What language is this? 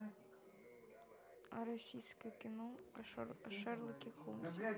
Russian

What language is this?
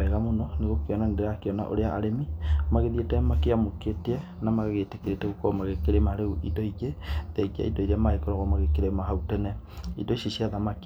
Kikuyu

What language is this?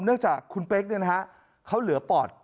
Thai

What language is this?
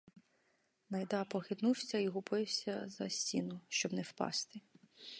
Ukrainian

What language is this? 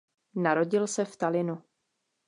Czech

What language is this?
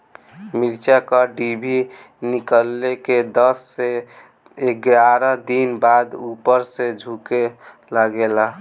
Bhojpuri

